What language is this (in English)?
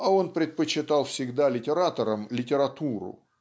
Russian